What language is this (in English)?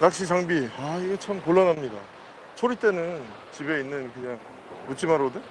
Korean